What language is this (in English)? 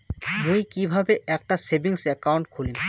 Bangla